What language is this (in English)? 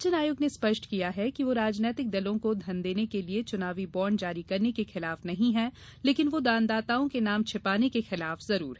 Hindi